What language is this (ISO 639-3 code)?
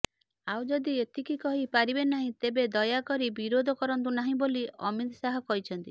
ori